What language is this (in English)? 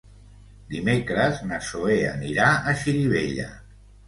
Catalan